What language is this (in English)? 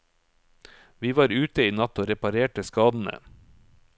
Norwegian